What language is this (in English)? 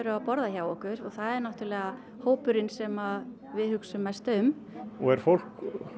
Icelandic